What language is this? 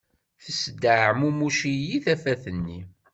Kabyle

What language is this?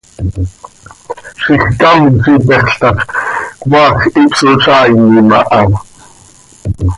Seri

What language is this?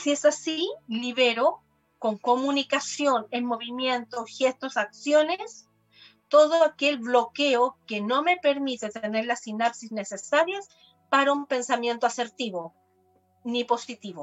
Spanish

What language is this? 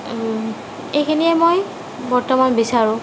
Assamese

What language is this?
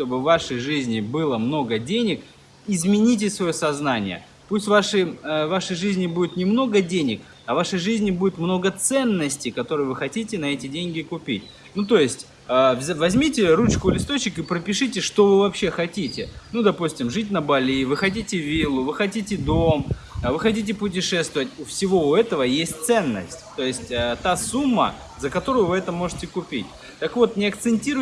Russian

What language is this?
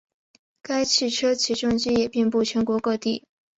Chinese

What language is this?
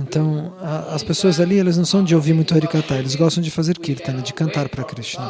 Portuguese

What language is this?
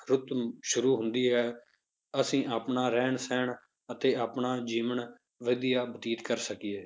Punjabi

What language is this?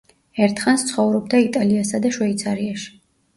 Georgian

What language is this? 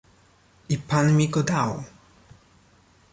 Polish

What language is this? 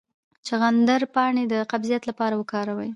Pashto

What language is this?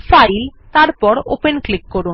Bangla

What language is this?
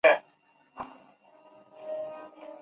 Chinese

